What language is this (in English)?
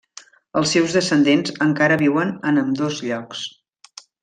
Catalan